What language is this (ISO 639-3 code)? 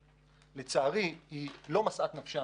heb